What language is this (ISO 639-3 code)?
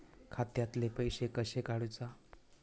mar